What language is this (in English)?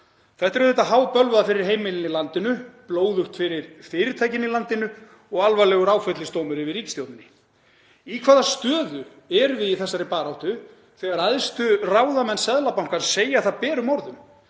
Icelandic